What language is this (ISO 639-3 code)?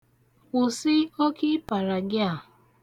ibo